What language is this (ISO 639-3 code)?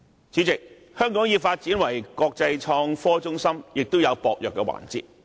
yue